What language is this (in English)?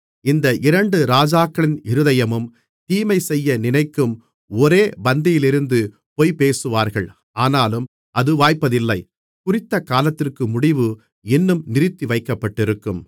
Tamil